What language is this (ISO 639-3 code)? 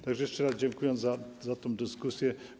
pol